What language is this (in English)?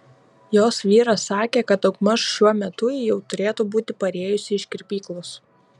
Lithuanian